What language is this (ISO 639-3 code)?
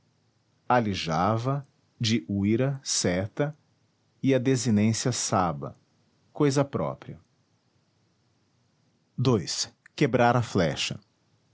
por